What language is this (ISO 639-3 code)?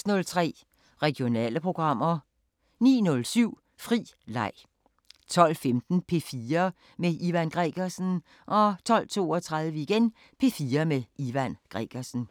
dan